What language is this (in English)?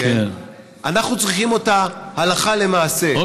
Hebrew